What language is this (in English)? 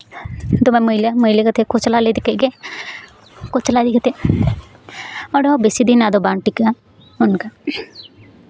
Santali